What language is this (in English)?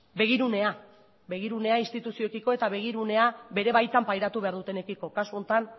Basque